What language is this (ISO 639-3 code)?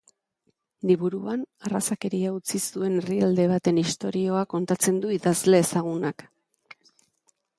eus